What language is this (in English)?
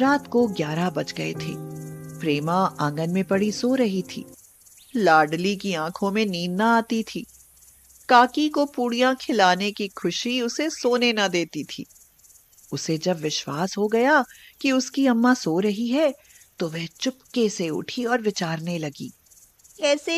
Hindi